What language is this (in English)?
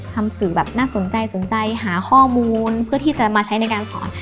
Thai